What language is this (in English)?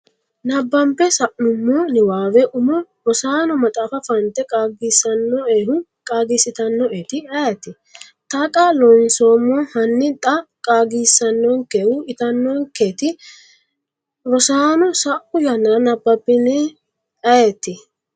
Sidamo